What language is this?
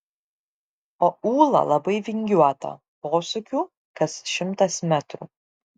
Lithuanian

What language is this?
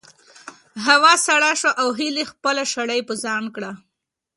Pashto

